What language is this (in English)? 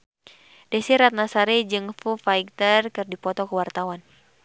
Sundanese